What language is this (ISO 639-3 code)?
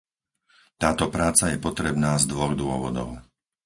slk